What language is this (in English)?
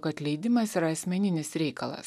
Lithuanian